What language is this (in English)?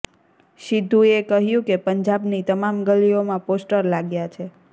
Gujarati